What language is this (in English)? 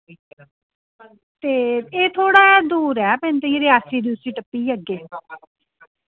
Dogri